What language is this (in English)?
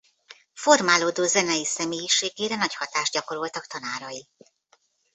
Hungarian